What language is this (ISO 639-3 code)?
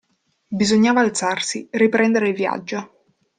ita